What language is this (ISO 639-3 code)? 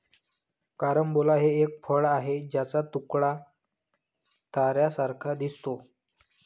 mar